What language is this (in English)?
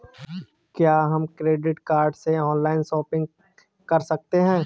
Hindi